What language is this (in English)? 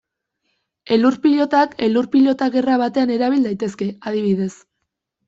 Basque